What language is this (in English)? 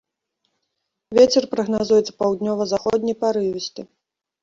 Belarusian